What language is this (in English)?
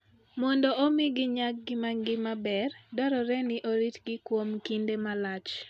Luo (Kenya and Tanzania)